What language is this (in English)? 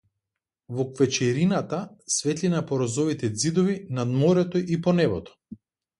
Macedonian